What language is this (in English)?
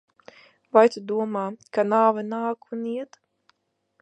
Latvian